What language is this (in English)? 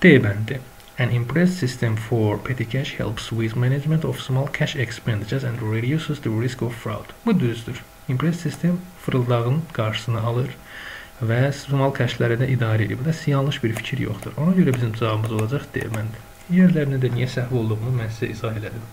Turkish